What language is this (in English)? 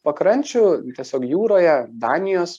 Lithuanian